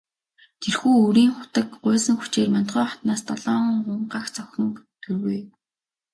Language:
Mongolian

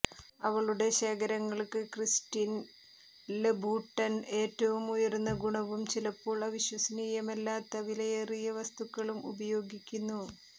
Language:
Malayalam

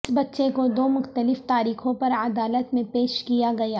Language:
Urdu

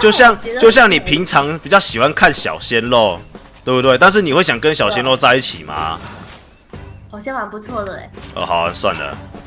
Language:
Chinese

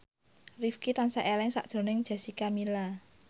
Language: Javanese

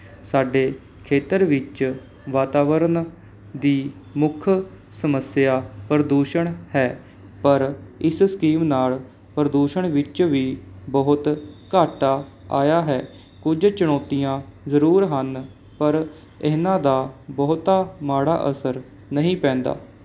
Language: Punjabi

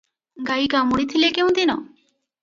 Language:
Odia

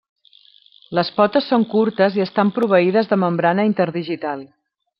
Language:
Catalan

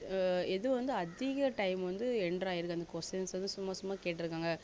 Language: Tamil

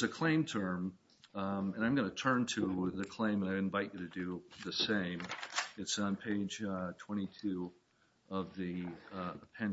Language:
English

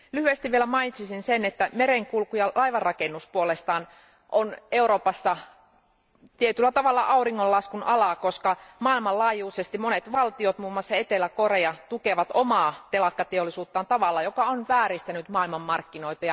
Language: Finnish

